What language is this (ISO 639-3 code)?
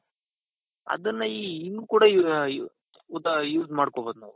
kan